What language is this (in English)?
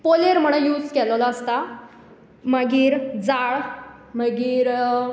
Konkani